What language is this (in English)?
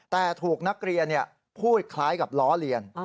Thai